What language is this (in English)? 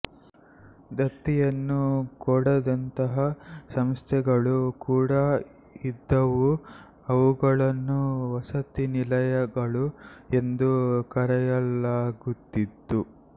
Kannada